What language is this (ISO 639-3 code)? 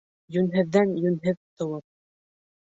bak